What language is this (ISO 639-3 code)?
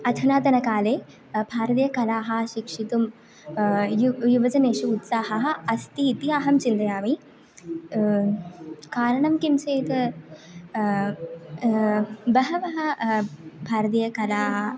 san